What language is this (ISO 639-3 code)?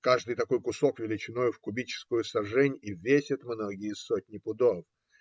rus